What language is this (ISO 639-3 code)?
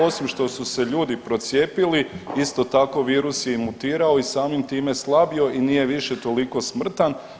hrv